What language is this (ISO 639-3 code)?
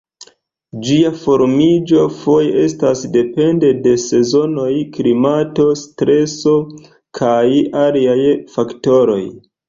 epo